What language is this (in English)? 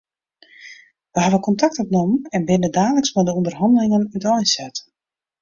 Western Frisian